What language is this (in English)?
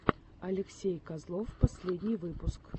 Russian